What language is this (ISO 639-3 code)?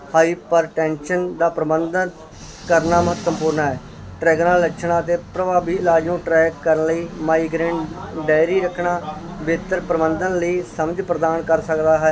pan